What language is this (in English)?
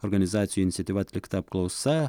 Lithuanian